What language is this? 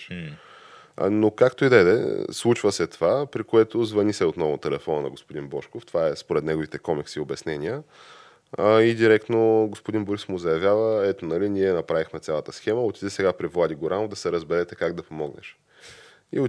Bulgarian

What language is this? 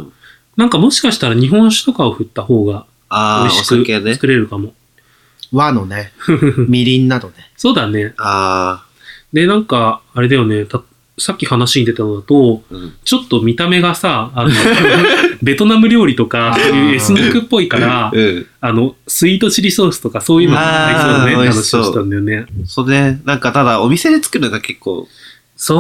Japanese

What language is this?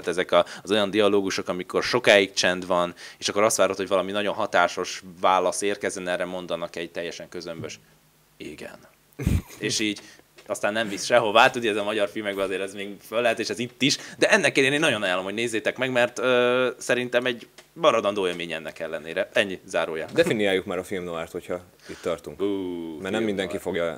Hungarian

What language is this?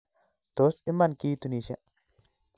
Kalenjin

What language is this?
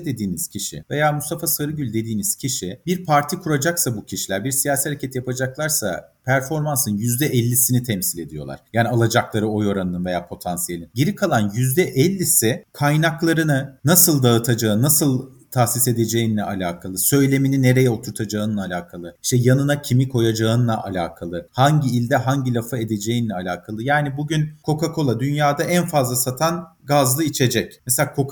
Turkish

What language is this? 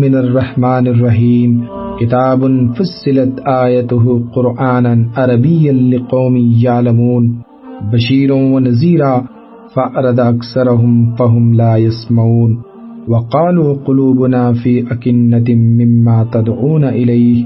Urdu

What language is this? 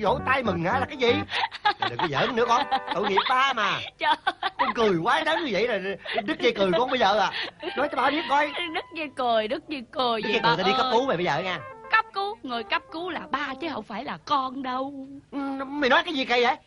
Vietnamese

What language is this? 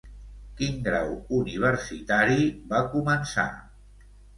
Catalan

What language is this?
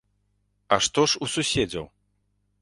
Belarusian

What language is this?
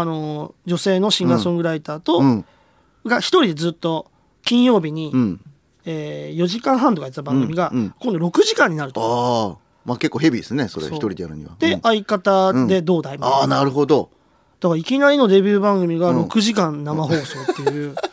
Japanese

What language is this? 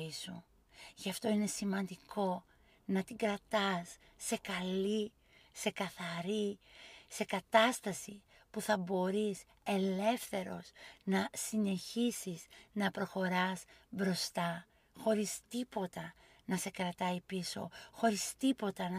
Greek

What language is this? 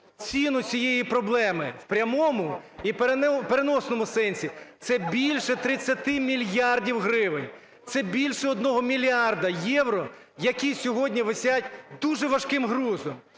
Ukrainian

